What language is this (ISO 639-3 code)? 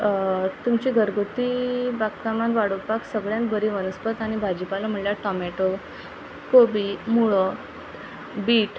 kok